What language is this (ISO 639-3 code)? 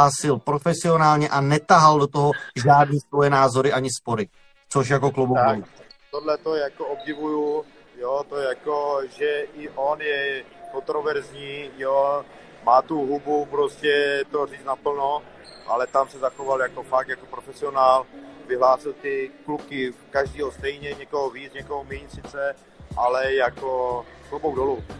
ces